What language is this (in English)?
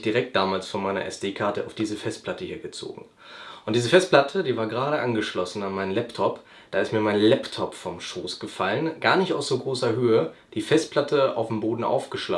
German